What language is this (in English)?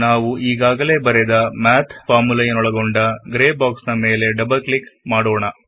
Kannada